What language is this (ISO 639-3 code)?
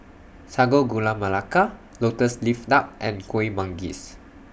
eng